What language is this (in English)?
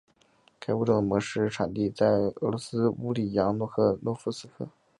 Chinese